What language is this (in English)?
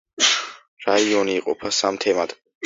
Georgian